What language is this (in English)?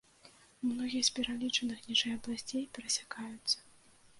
Belarusian